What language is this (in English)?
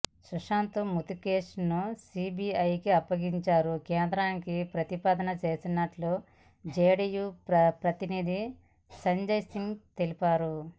Telugu